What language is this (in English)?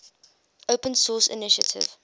English